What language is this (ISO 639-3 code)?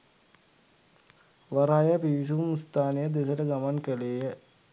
sin